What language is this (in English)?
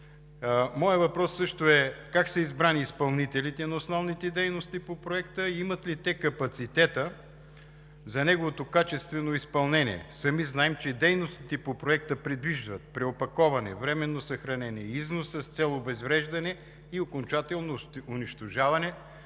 Bulgarian